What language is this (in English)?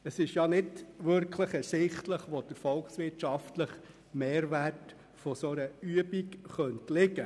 Swiss German